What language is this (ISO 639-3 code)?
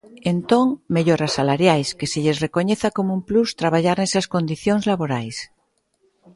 glg